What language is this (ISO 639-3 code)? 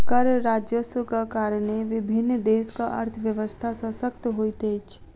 mai